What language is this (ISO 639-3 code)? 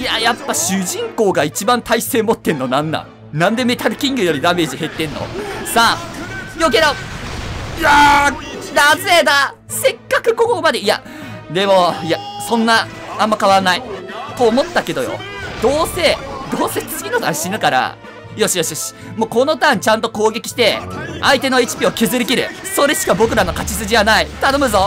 jpn